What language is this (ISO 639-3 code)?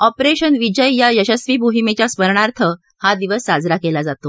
mar